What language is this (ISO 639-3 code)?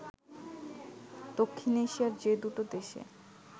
ben